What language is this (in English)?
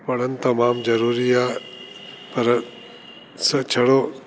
Sindhi